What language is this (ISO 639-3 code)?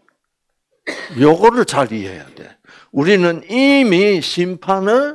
kor